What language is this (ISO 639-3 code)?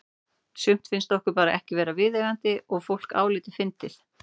isl